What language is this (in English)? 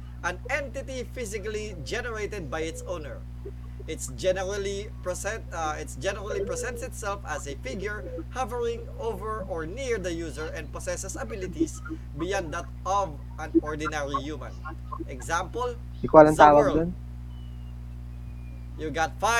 Filipino